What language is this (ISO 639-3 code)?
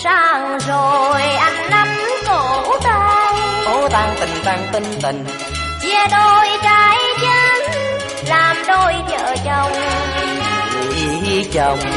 vie